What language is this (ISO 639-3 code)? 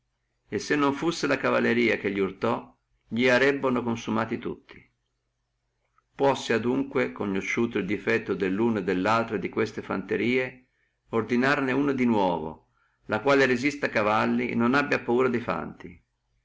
ita